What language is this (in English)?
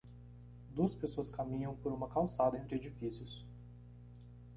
Portuguese